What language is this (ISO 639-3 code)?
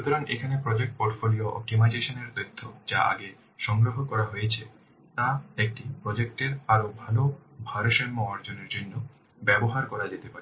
ben